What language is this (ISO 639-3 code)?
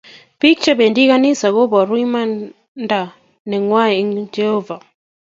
kln